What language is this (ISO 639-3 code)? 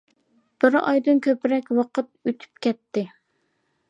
uig